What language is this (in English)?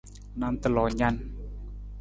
Nawdm